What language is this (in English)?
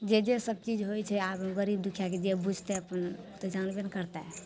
Maithili